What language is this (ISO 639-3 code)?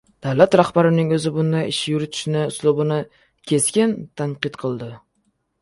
uzb